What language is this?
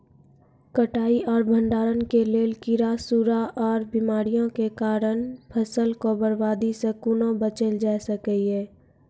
Maithili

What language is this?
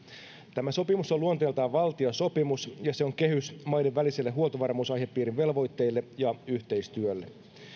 Finnish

